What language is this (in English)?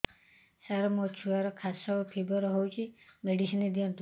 Odia